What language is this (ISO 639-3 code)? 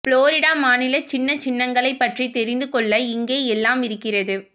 tam